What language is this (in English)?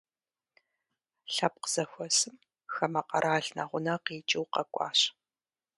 Kabardian